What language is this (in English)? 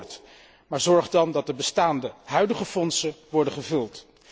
Dutch